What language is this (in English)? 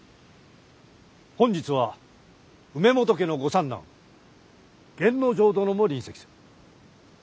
Japanese